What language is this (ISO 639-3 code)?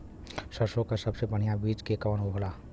bho